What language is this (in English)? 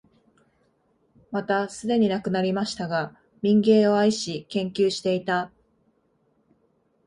Japanese